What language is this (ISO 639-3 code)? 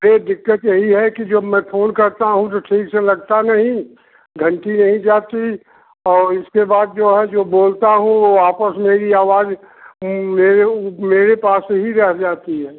hin